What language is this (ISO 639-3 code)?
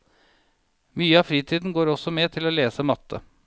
nor